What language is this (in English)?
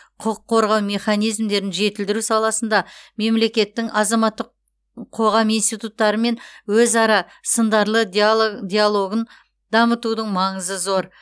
Kazakh